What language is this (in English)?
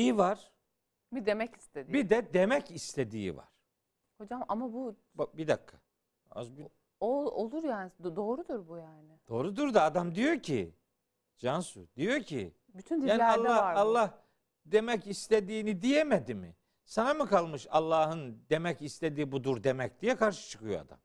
Turkish